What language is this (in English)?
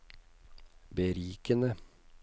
Norwegian